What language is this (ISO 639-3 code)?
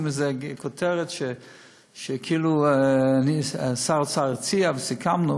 heb